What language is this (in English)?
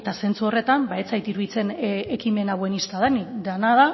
Basque